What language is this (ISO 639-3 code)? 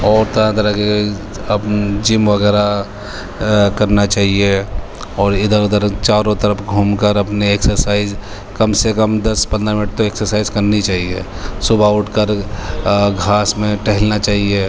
urd